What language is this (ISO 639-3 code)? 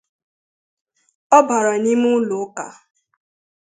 ibo